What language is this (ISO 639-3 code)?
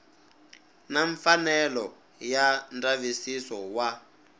tso